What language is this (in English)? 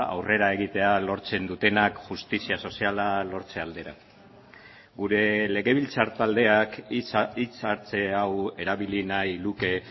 Basque